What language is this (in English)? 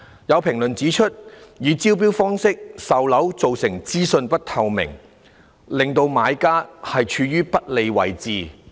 Cantonese